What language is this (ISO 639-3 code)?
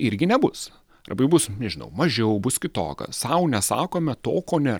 lit